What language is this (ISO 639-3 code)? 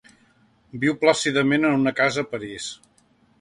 cat